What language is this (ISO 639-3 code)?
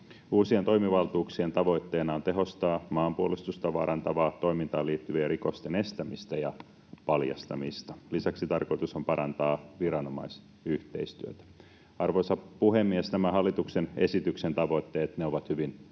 fin